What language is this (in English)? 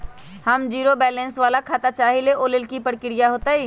Magahi